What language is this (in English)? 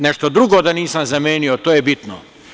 Serbian